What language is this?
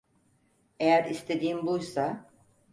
Turkish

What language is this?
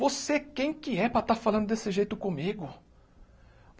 Portuguese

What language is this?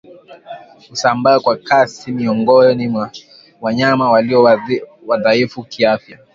Swahili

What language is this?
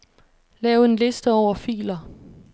Danish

